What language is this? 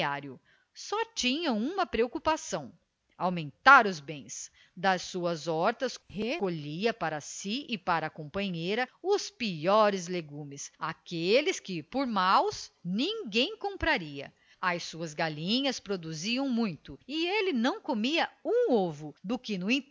Portuguese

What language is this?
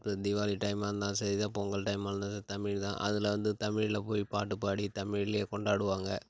Tamil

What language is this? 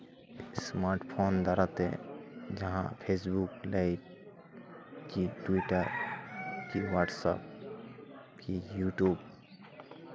Santali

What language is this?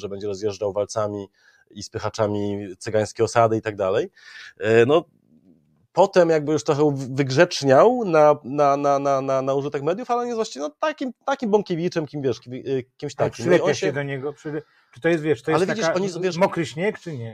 Polish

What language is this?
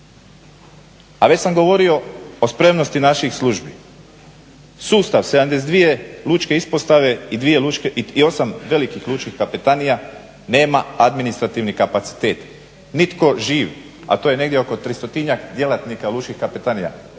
Croatian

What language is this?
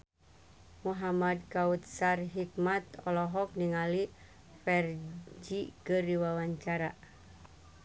Sundanese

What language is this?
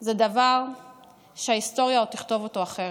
Hebrew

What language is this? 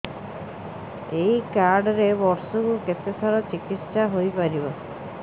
Odia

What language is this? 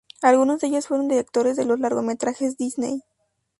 Spanish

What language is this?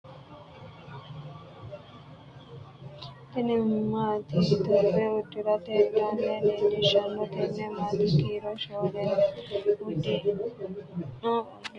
Sidamo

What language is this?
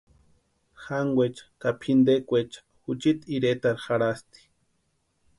Western Highland Purepecha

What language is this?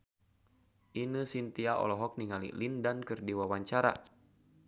Sundanese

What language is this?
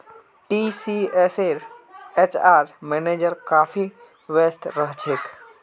Magahi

